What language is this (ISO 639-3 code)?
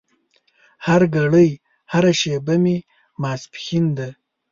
pus